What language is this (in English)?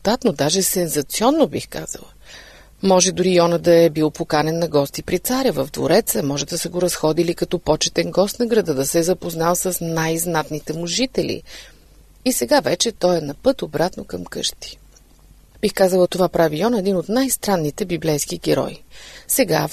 Bulgarian